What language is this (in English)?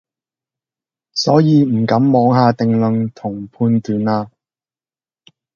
Cantonese